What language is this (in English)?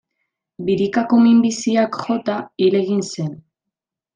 Basque